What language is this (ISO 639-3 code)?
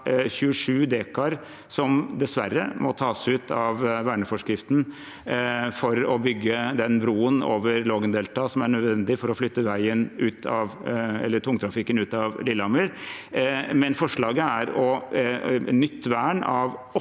nor